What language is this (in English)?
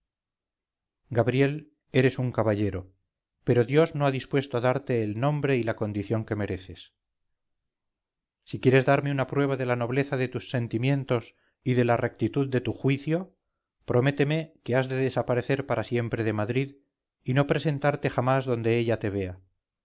Spanish